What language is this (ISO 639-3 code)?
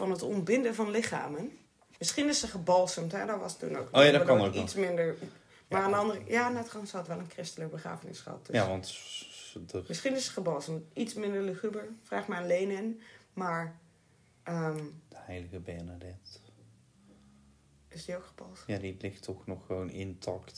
nld